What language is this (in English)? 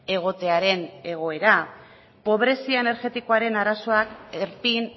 Basque